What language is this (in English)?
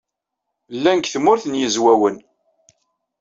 Kabyle